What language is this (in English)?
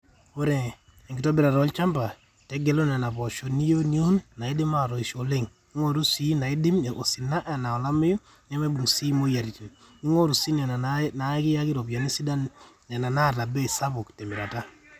Masai